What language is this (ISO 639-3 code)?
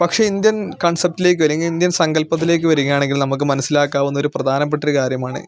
mal